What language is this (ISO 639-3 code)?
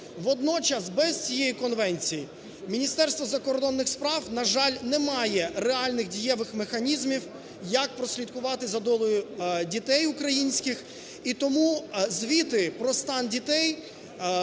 ukr